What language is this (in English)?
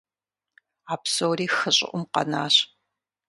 Kabardian